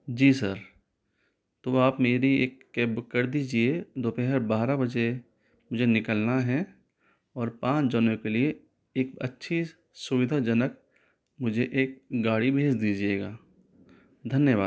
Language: Hindi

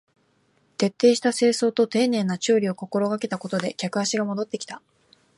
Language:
Japanese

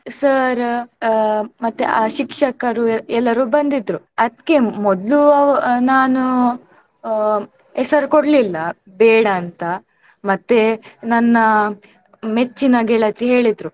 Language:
Kannada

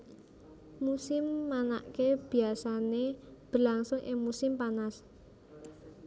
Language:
Javanese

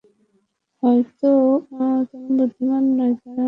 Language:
Bangla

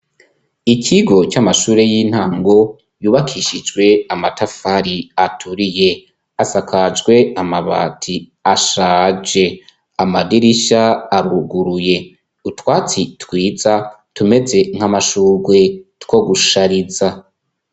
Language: Rundi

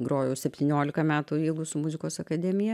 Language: Lithuanian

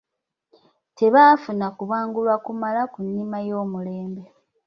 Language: Ganda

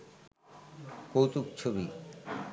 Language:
Bangla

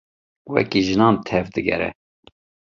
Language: Kurdish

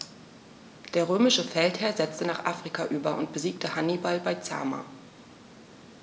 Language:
German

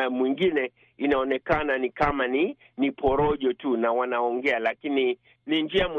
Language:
Swahili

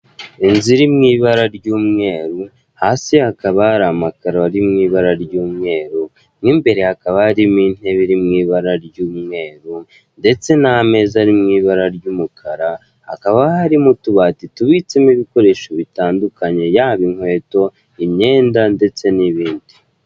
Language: Kinyarwanda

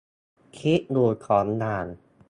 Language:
Thai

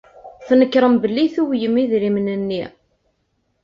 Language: Kabyle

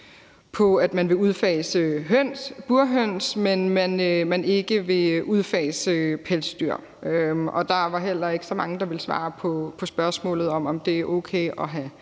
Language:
Danish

